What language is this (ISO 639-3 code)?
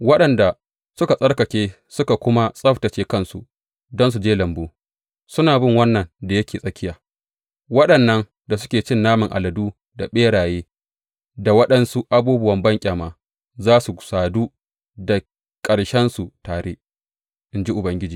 hau